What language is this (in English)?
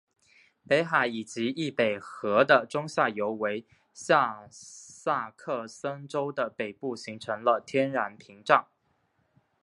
Chinese